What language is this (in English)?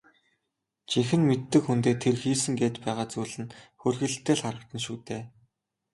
Mongolian